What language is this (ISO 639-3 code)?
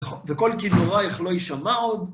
heb